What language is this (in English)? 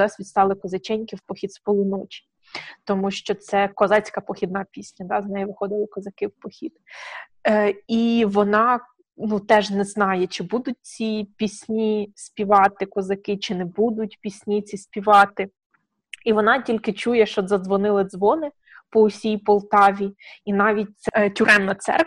Ukrainian